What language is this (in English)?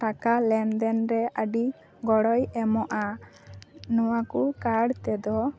Santali